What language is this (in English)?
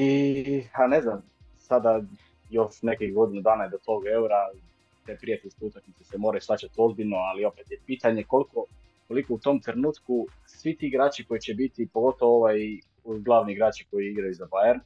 Croatian